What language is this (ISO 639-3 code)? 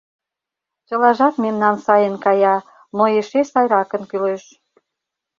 chm